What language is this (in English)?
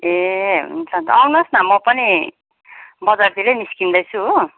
Nepali